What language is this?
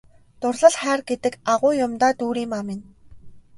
Mongolian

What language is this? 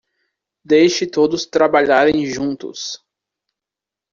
Portuguese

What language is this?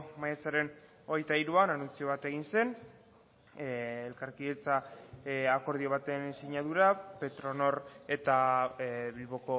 Basque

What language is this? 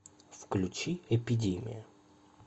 Russian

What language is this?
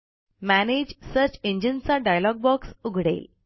Marathi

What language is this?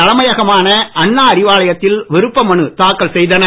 Tamil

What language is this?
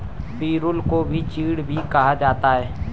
Hindi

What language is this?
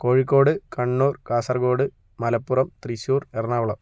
Malayalam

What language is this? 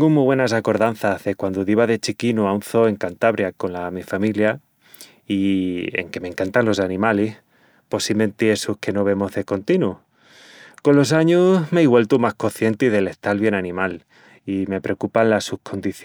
Extremaduran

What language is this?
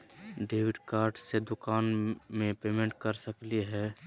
Magahi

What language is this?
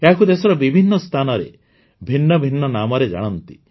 Odia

